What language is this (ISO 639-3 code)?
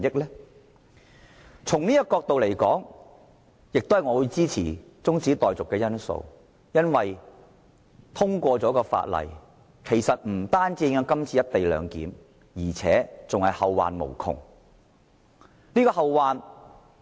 yue